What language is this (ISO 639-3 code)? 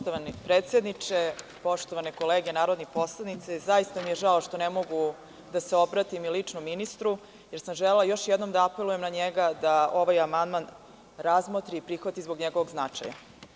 srp